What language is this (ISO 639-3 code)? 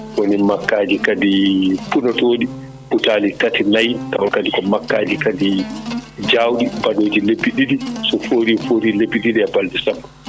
ful